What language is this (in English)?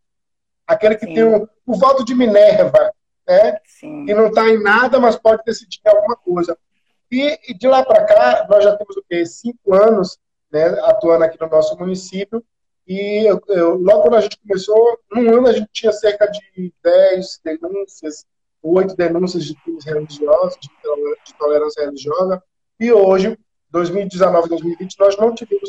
Portuguese